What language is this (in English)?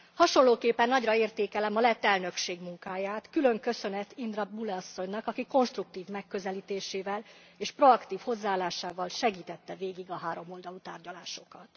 Hungarian